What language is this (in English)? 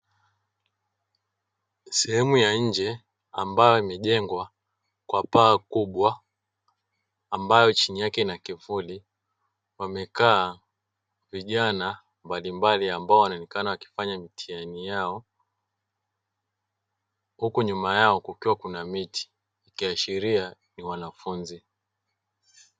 Swahili